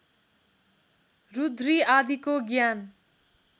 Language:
Nepali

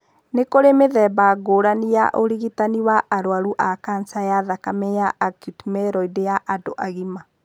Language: Kikuyu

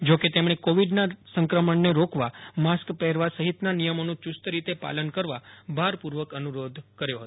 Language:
Gujarati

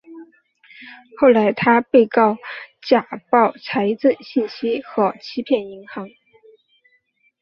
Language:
Chinese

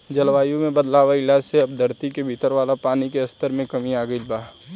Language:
Bhojpuri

